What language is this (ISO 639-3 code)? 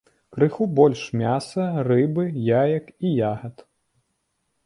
bel